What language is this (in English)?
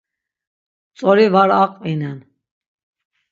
Laz